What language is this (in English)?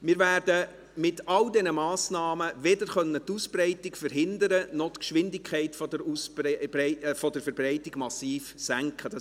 Swiss German